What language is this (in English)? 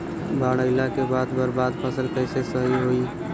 Bhojpuri